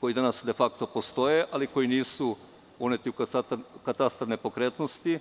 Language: Serbian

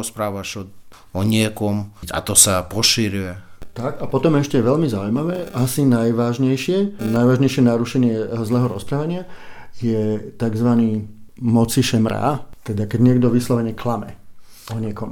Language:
Slovak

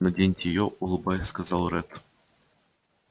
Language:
Russian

